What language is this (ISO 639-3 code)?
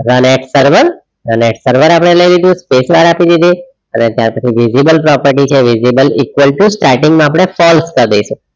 guj